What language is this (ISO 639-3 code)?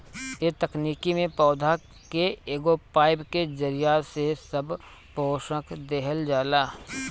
bho